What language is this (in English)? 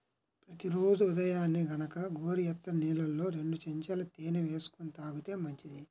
Telugu